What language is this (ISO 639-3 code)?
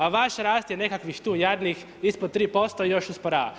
hrv